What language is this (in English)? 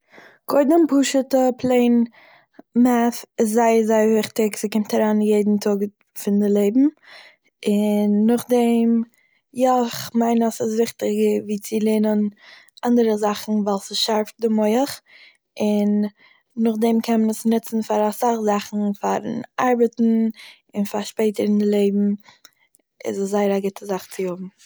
Yiddish